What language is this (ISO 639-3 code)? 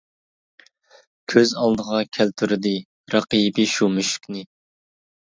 uig